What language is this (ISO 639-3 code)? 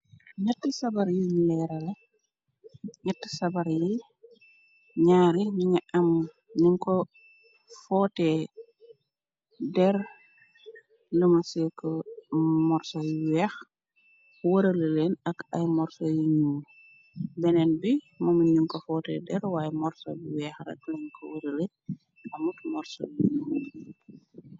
wol